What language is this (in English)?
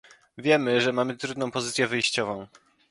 Polish